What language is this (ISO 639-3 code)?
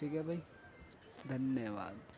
urd